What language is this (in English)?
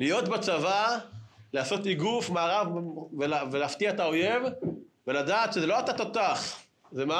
Hebrew